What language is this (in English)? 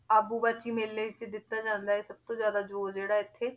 Punjabi